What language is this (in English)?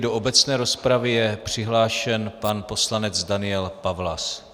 Czech